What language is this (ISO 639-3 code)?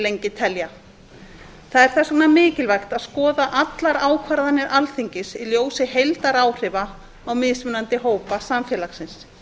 isl